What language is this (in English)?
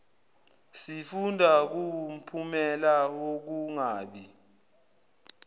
Zulu